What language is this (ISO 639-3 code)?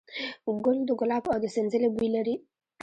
pus